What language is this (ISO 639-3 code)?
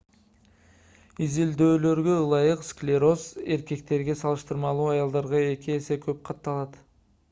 kir